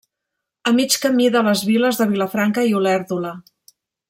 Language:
Catalan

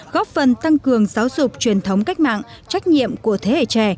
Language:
Vietnamese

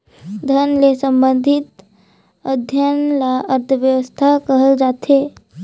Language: Chhattisgarhi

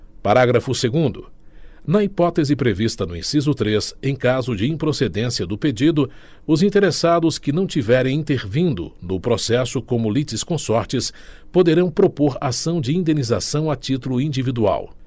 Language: Portuguese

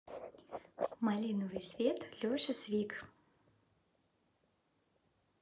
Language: Russian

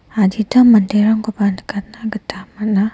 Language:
Garo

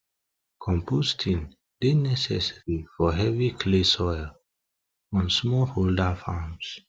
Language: Nigerian Pidgin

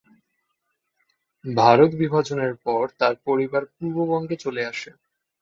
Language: Bangla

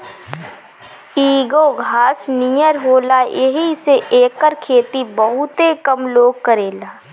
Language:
Bhojpuri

